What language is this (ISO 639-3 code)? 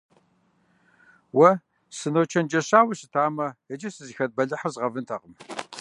kbd